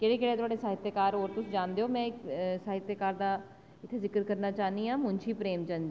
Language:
Dogri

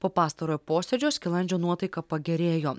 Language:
Lithuanian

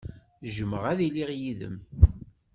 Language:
Kabyle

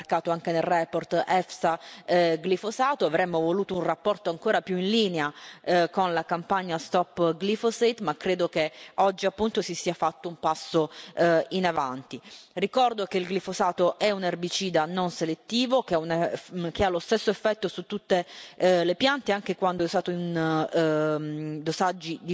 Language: Italian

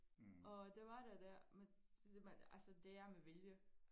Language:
Danish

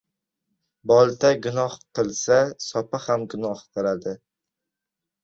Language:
Uzbek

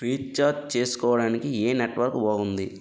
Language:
Telugu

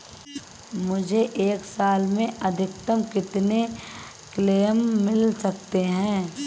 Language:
Hindi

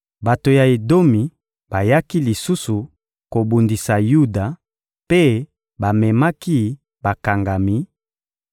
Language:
Lingala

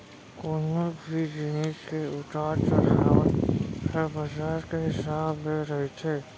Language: Chhattisgarhi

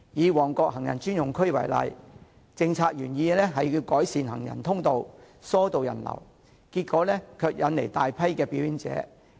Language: Cantonese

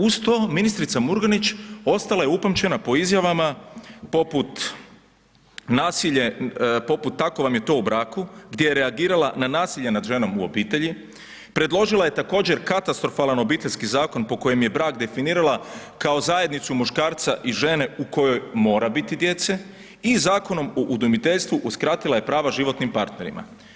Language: Croatian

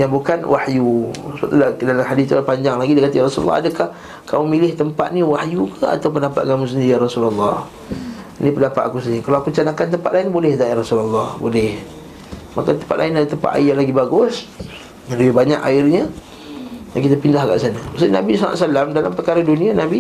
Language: Malay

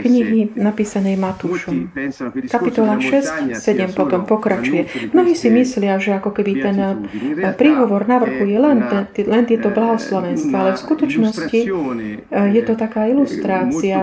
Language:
Slovak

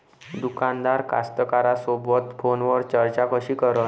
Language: Marathi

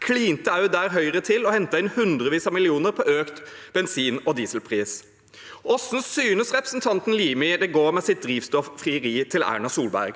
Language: Norwegian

